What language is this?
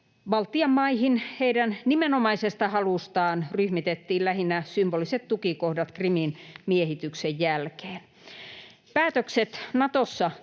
Finnish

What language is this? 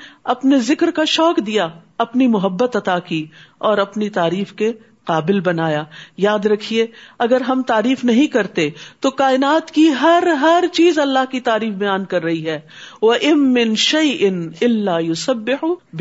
Urdu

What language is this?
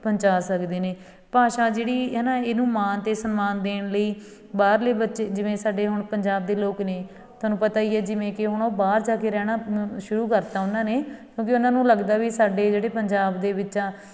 Punjabi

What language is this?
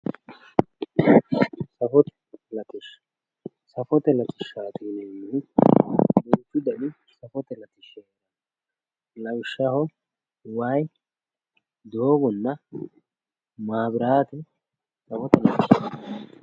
Sidamo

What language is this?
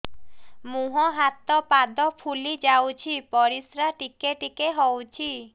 Odia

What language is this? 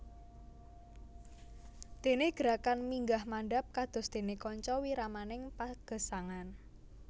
Javanese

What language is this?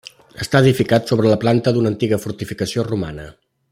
Catalan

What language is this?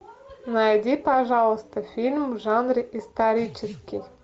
Russian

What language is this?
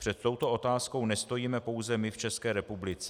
Czech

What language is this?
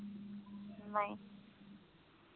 Punjabi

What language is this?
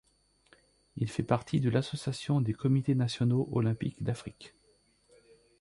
French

